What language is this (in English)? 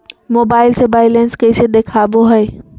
Magahi